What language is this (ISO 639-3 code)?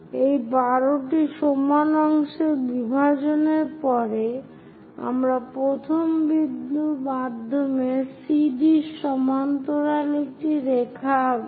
ben